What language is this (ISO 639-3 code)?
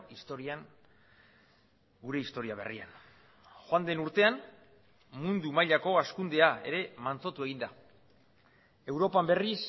eus